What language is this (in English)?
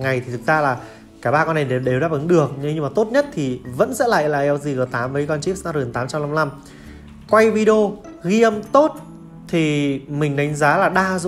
Vietnamese